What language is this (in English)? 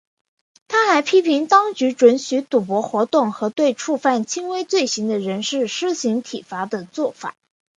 Chinese